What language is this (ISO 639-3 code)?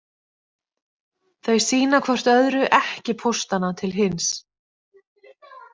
isl